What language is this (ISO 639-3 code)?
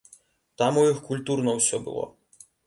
bel